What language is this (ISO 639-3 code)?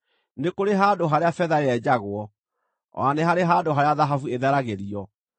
kik